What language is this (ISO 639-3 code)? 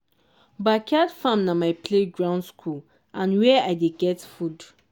pcm